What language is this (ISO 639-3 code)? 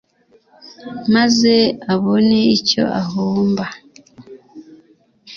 kin